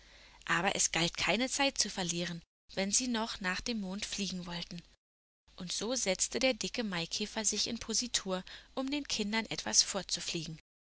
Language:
German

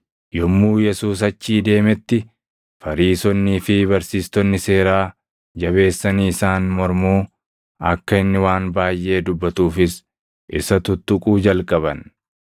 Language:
Oromo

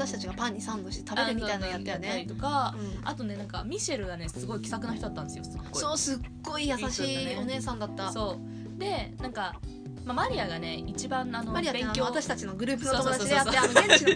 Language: Japanese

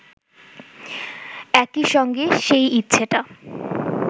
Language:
Bangla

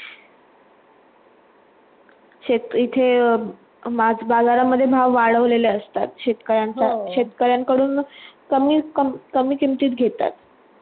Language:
Marathi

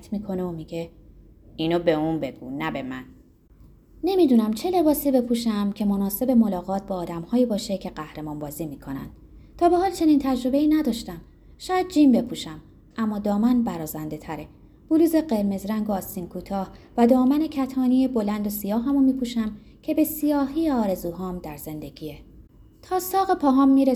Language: Persian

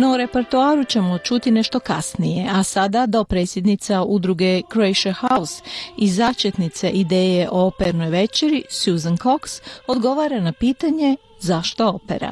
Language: Croatian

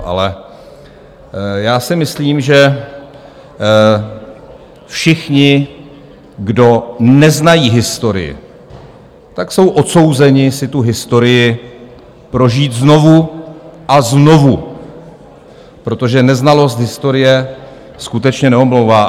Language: Czech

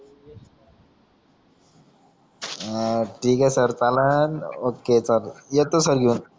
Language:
Marathi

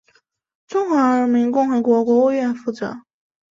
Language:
Chinese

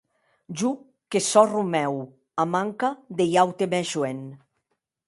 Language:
Occitan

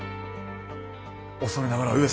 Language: Japanese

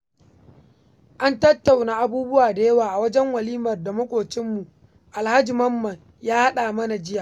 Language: Hausa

